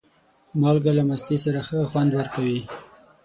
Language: Pashto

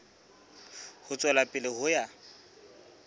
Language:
Southern Sotho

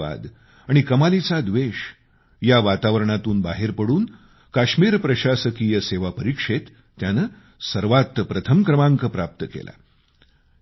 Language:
Marathi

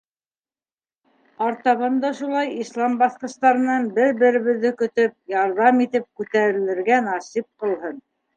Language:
Bashkir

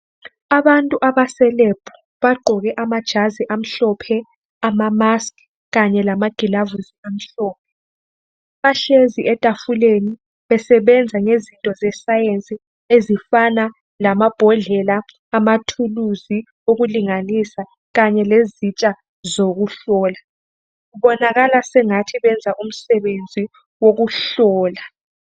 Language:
North Ndebele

